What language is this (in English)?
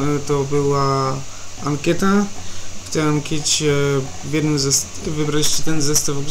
Polish